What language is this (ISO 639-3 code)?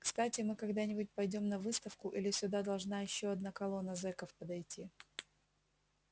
rus